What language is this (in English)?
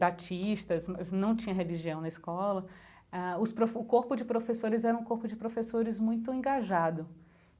Portuguese